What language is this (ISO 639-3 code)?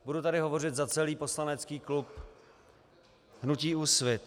ces